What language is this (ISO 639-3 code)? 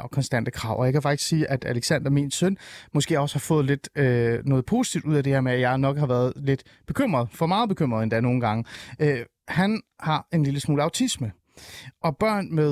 dan